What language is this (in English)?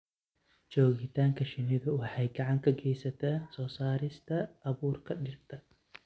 Somali